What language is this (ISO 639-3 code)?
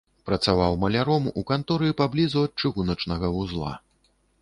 bel